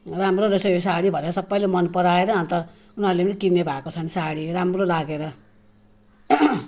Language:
Nepali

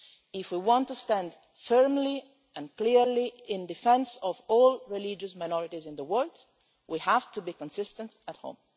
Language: English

